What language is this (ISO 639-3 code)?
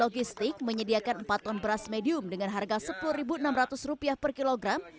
ind